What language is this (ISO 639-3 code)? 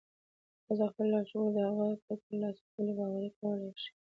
pus